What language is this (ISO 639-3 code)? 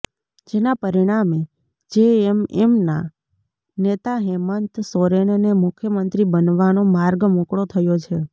guj